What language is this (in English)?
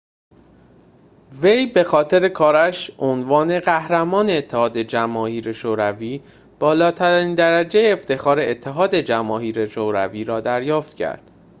Persian